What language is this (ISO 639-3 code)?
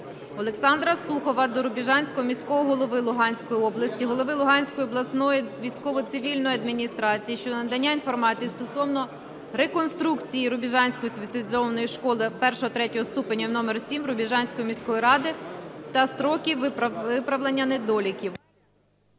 ukr